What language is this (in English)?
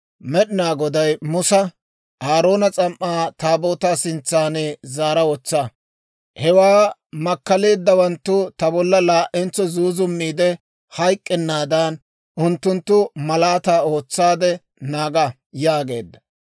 Dawro